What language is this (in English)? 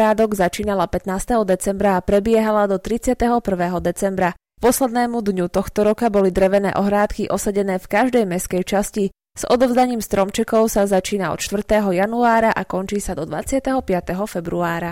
Slovak